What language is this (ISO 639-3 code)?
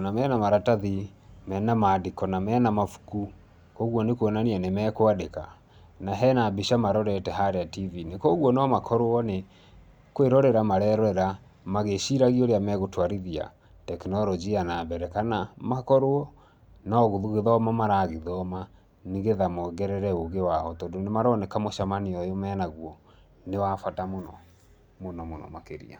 kik